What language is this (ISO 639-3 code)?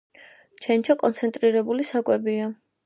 kat